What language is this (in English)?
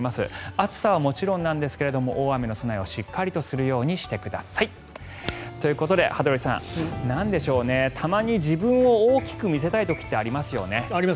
Japanese